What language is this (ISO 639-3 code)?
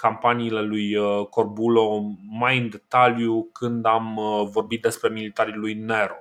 ron